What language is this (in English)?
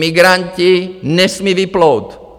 Czech